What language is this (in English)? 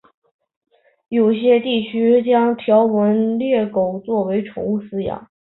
Chinese